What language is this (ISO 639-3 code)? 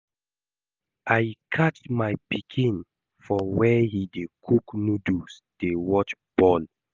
pcm